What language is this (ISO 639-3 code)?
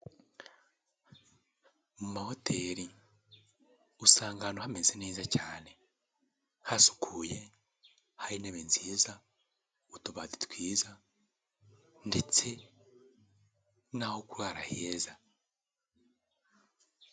kin